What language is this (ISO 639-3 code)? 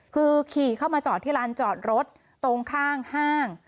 tha